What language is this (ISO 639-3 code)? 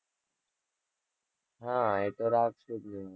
guj